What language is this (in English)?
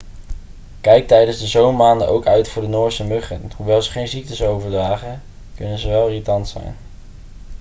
Dutch